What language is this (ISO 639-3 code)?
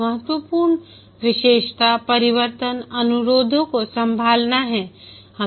hin